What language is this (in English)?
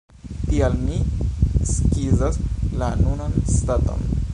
Esperanto